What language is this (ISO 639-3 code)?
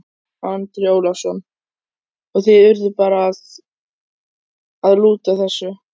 isl